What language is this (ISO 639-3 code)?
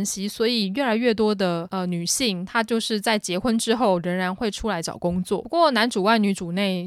zho